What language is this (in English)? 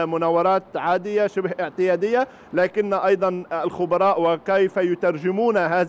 Arabic